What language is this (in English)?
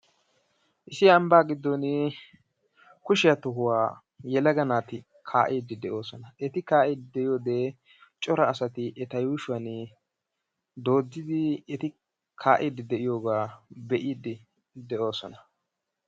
Wolaytta